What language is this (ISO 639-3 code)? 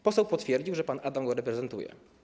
pol